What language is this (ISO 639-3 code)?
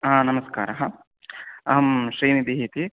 san